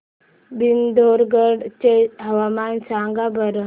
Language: Marathi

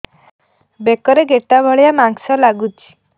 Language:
Odia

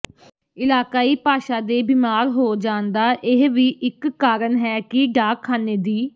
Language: Punjabi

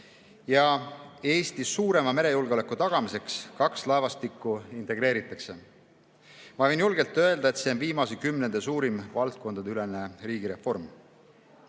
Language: Estonian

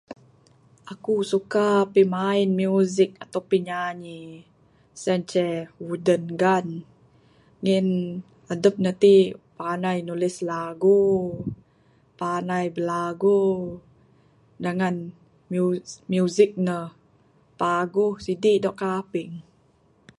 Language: Bukar-Sadung Bidayuh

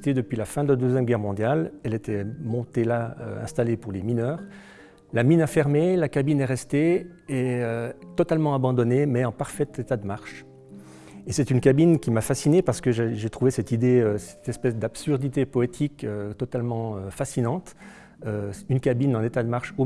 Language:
French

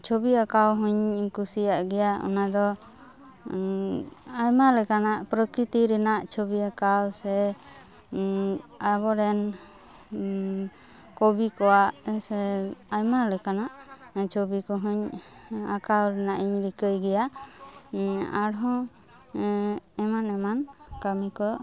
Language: Santali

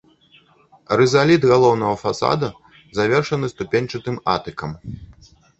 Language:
Belarusian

